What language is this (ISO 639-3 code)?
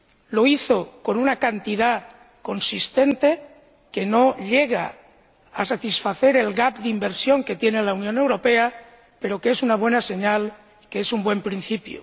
spa